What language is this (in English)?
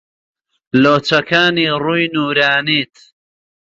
Central Kurdish